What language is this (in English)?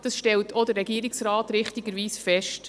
Swiss German